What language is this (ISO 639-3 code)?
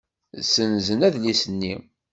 kab